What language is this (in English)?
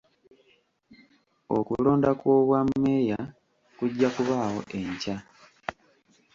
Ganda